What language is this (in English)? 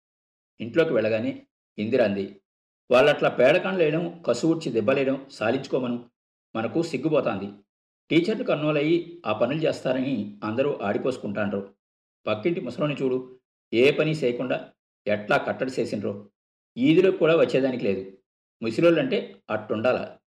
Telugu